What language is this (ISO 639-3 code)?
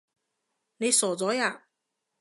yue